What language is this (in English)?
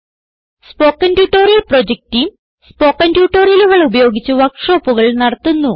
Malayalam